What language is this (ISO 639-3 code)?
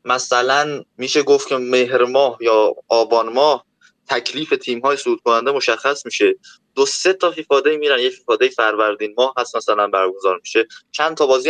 fas